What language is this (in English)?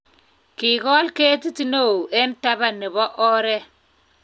Kalenjin